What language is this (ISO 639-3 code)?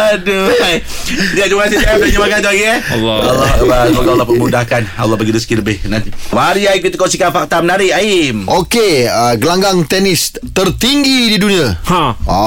msa